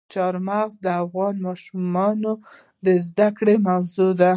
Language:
Pashto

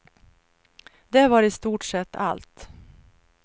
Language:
Swedish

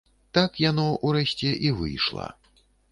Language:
Belarusian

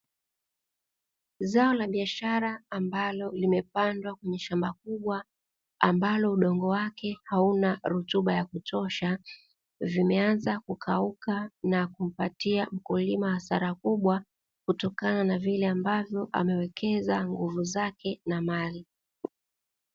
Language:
Swahili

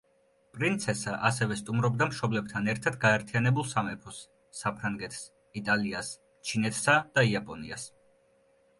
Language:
Georgian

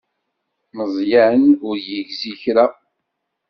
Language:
Kabyle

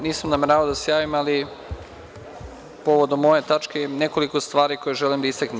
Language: Serbian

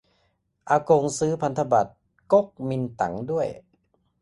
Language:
Thai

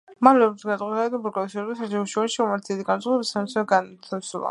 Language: Georgian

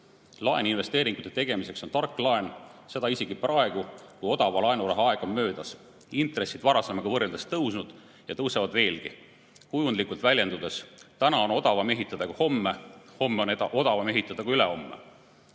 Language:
Estonian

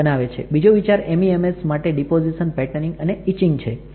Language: Gujarati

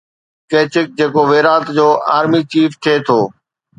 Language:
Sindhi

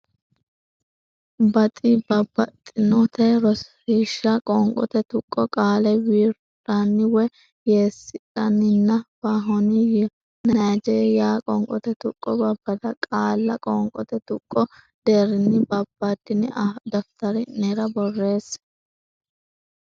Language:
Sidamo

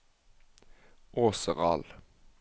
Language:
Norwegian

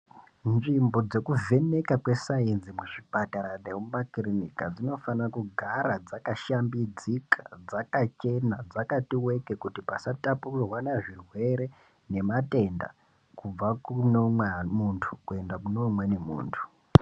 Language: Ndau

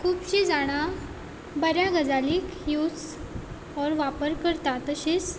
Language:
Konkani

